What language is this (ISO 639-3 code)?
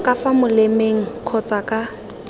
tsn